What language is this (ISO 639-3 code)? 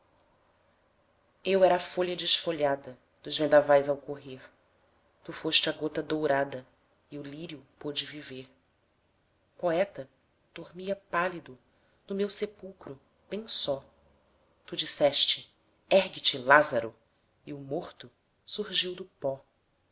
por